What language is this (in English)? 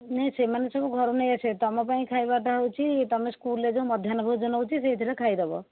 Odia